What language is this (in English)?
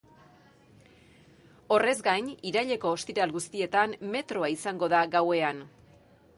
Basque